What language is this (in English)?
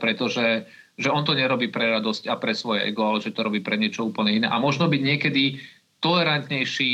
Slovak